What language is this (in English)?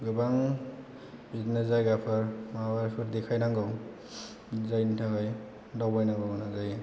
Bodo